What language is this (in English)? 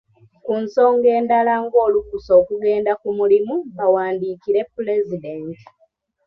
Ganda